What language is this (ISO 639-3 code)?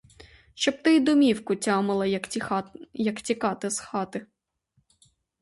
ukr